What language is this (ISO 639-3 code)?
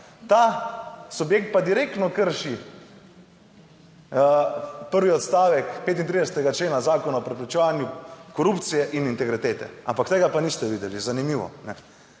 slv